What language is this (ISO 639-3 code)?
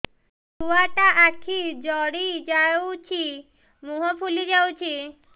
ori